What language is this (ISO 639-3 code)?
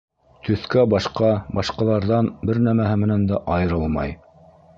bak